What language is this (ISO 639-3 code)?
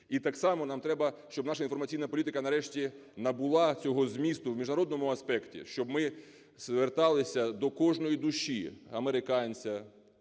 ukr